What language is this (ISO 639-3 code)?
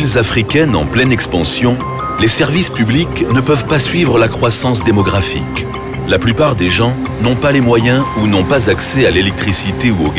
fra